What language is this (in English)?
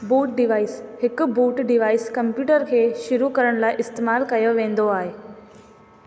Sindhi